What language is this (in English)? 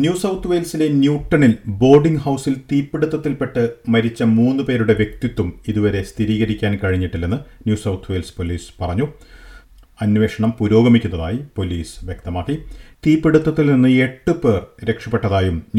Malayalam